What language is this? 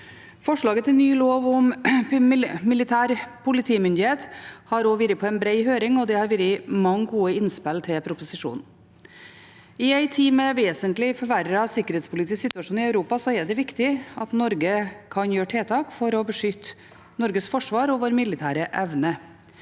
Norwegian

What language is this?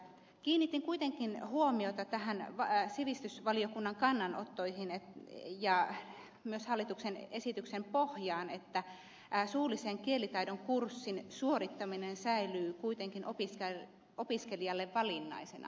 Finnish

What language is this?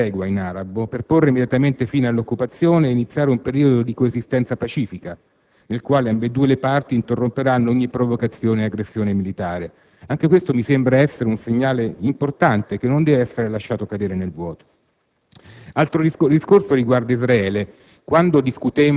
Italian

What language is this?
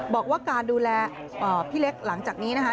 Thai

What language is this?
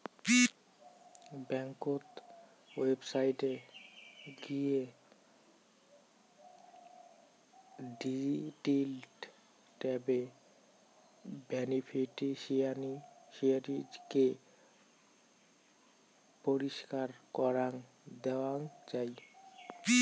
Bangla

